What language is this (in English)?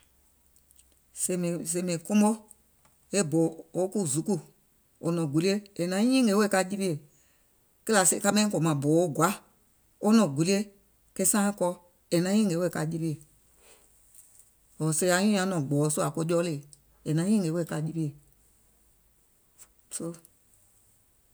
Gola